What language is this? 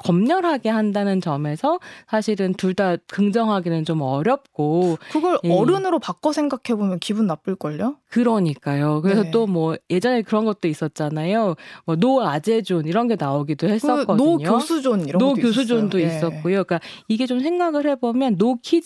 Korean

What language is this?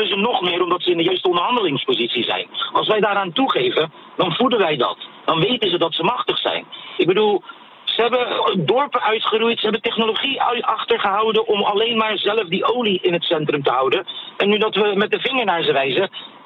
Dutch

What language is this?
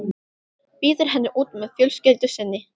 Icelandic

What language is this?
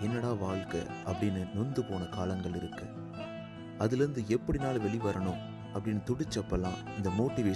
Tamil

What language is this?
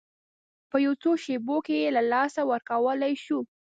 Pashto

